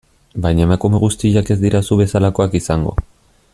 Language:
Basque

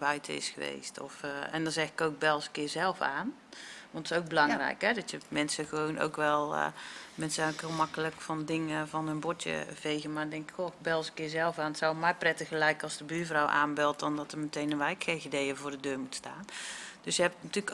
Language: Dutch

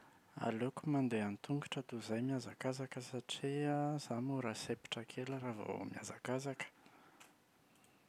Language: Malagasy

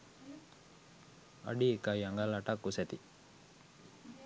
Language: Sinhala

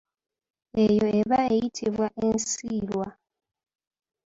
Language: Ganda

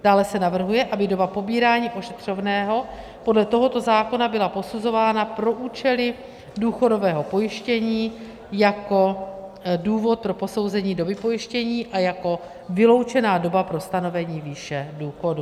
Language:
Czech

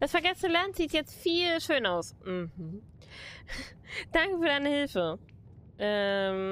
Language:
German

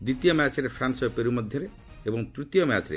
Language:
Odia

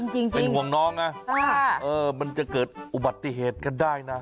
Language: Thai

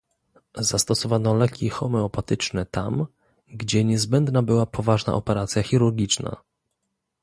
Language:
Polish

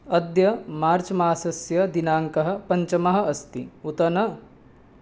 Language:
Sanskrit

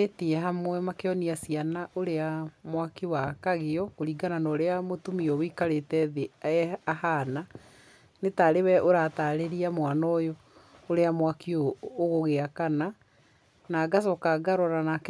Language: Kikuyu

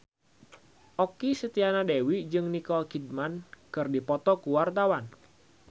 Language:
Sundanese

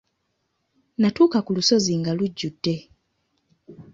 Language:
Ganda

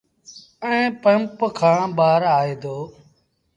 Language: Sindhi Bhil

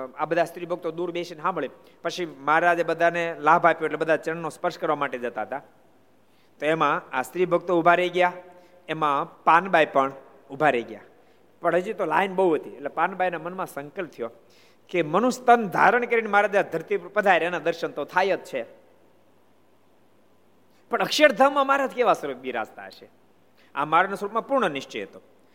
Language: Gujarati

